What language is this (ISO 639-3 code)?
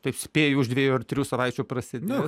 lit